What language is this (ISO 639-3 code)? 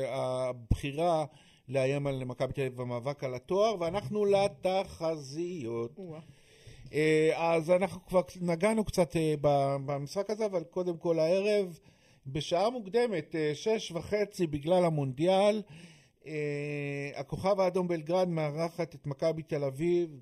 heb